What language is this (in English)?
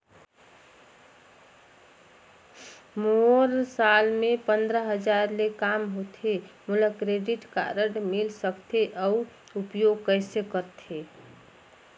Chhattisgarhi